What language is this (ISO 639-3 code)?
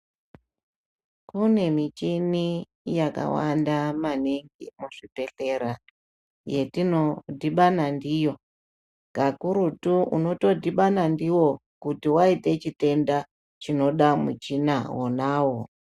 ndc